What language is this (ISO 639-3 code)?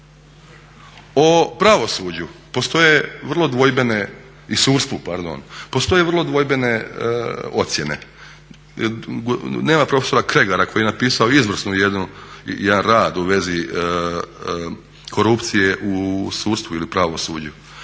hrv